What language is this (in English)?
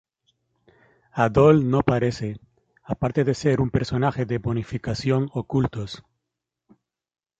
Spanish